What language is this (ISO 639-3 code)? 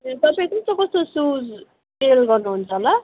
nep